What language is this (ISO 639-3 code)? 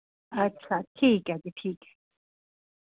doi